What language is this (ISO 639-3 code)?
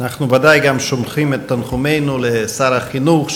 heb